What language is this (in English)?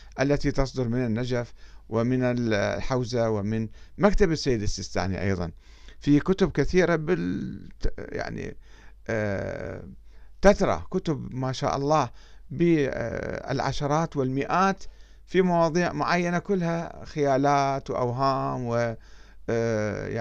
Arabic